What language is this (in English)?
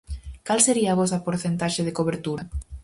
Galician